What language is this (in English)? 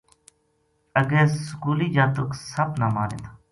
Gujari